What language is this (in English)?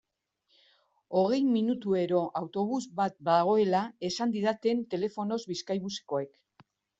Basque